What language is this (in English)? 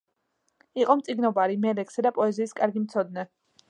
Georgian